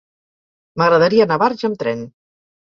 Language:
Catalan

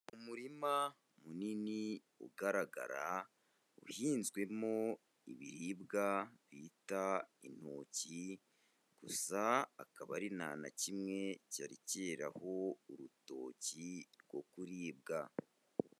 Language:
Kinyarwanda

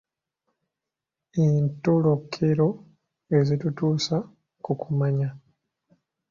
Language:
Ganda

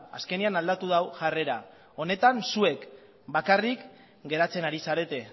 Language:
Basque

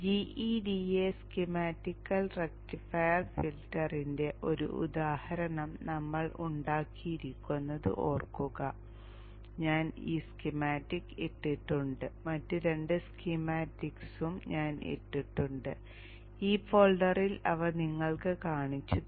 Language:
Malayalam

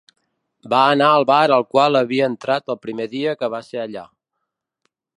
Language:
Catalan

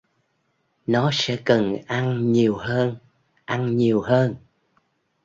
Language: Vietnamese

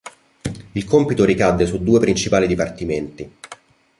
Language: Italian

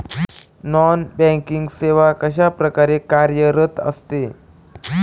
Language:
Marathi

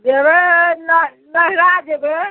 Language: Maithili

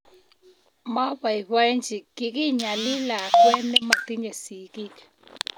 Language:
Kalenjin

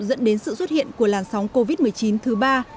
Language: Vietnamese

